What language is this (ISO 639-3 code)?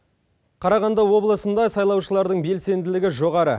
kaz